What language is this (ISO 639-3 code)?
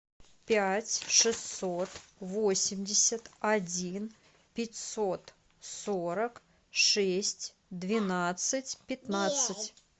rus